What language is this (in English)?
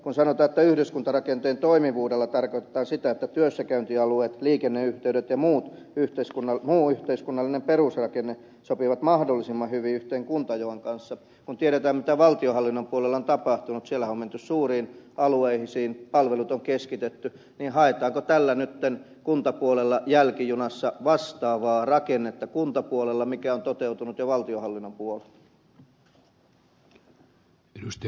Finnish